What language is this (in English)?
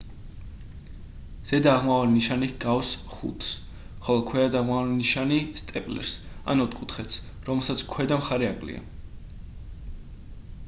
Georgian